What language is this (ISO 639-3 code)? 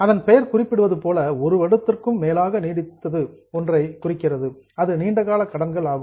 tam